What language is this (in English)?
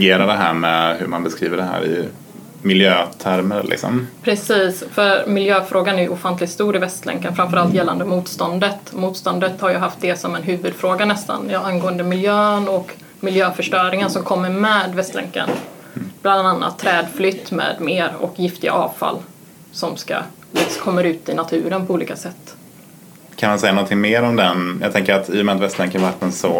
Swedish